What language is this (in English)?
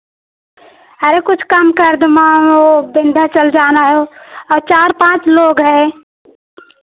Hindi